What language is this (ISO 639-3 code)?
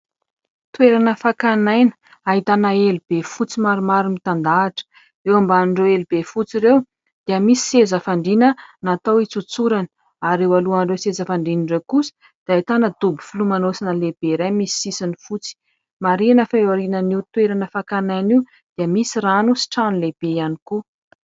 mlg